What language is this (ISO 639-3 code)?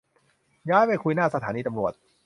tha